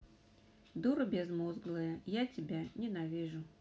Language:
Russian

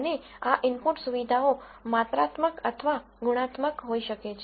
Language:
Gujarati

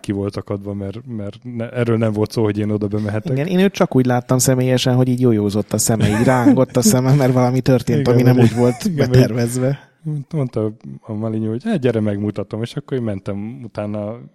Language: Hungarian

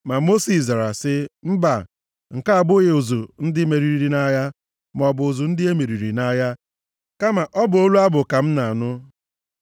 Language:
Igbo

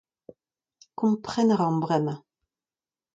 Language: Breton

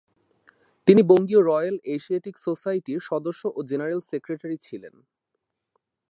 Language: Bangla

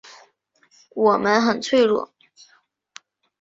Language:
Chinese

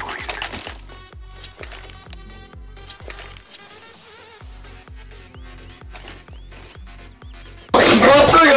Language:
Polish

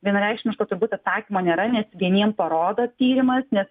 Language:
Lithuanian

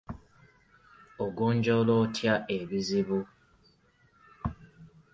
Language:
Ganda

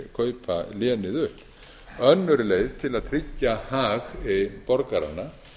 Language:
Icelandic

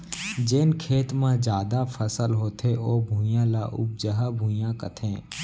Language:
Chhattisgarhi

